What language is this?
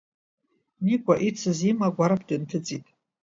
Abkhazian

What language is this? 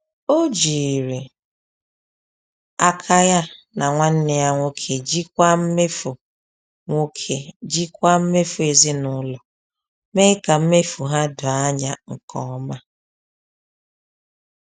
Igbo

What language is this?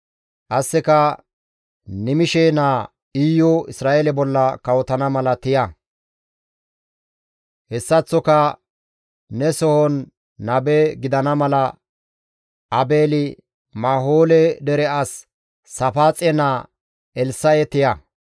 Gamo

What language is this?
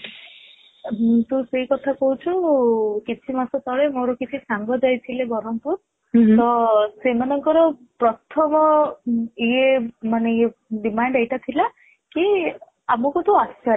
Odia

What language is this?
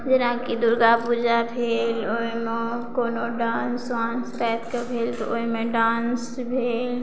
Maithili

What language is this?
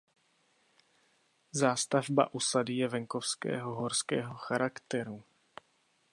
Czech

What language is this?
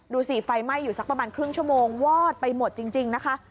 Thai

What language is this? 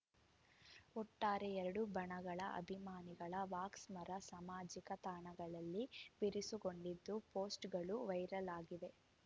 Kannada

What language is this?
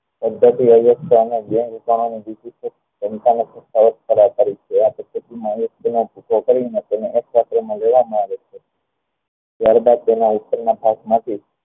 Gujarati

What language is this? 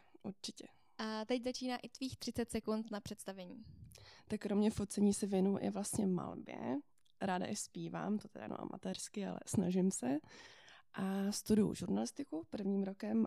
Czech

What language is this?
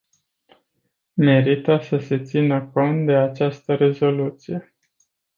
Romanian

